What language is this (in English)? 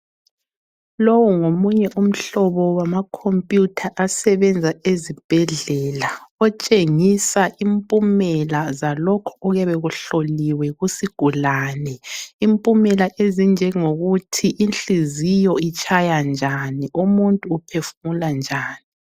North Ndebele